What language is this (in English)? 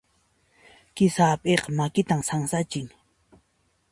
Puno Quechua